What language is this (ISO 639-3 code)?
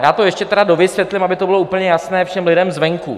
ces